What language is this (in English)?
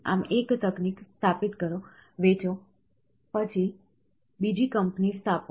Gujarati